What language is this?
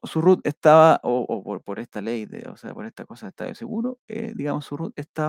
Spanish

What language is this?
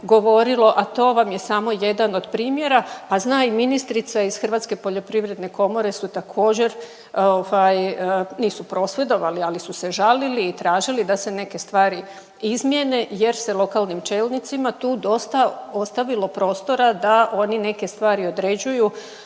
Croatian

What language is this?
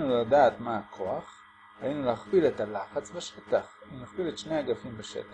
Hebrew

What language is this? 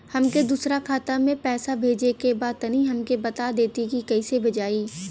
Bhojpuri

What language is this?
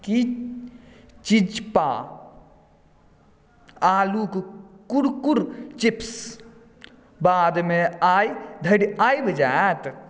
Maithili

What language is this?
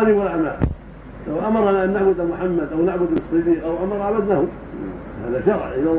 Arabic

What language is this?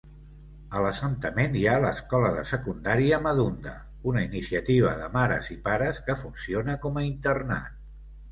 Catalan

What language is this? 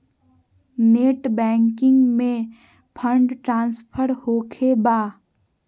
Magahi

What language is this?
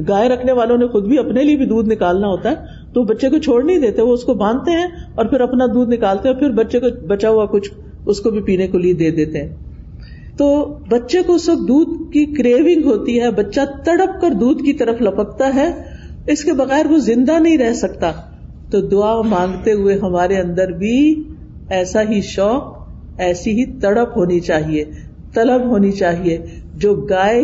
Urdu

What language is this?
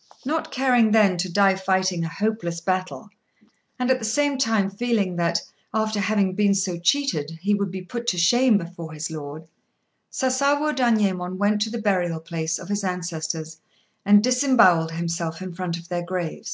English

